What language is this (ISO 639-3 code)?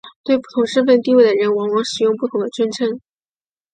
zho